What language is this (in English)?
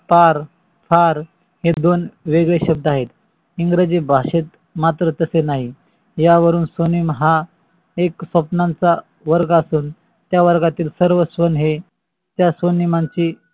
Marathi